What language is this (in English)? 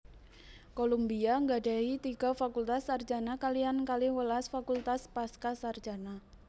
Javanese